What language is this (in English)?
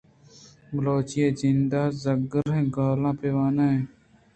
Eastern Balochi